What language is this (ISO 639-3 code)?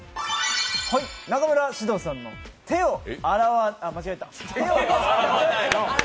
jpn